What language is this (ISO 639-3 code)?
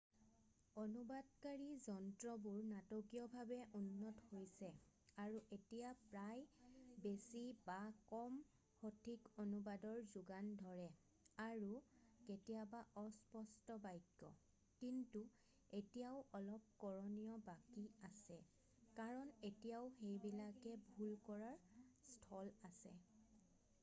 asm